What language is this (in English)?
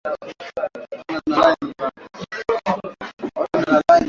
Swahili